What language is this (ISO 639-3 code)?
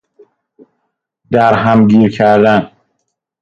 fas